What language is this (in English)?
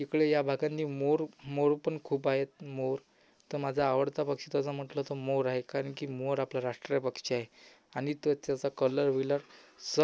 Marathi